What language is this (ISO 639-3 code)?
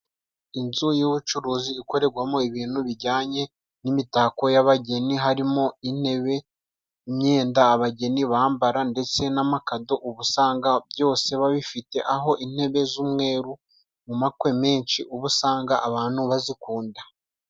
kin